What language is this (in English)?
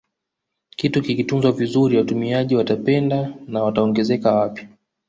Swahili